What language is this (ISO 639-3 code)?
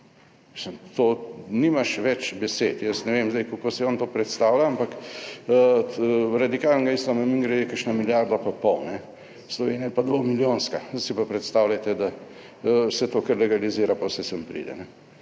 slv